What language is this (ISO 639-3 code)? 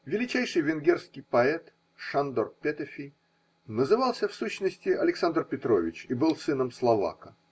rus